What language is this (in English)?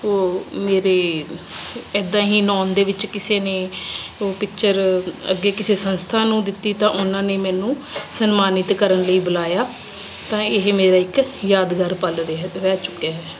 Punjabi